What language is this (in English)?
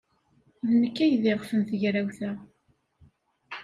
Kabyle